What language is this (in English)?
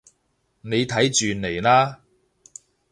Cantonese